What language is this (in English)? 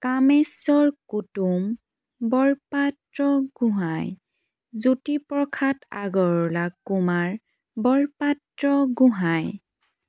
Assamese